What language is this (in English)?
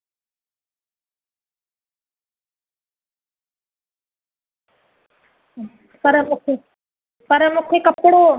Sindhi